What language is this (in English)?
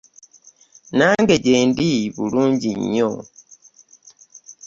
Ganda